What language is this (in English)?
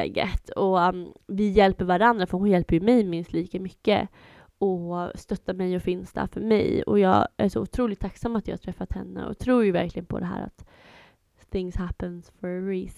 Swedish